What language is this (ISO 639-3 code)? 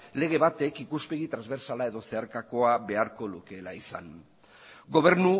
eus